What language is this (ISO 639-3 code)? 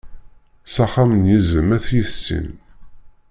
kab